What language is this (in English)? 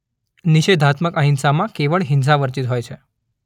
Gujarati